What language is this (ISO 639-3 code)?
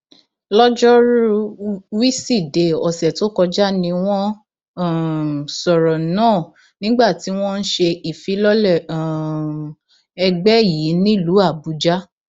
yor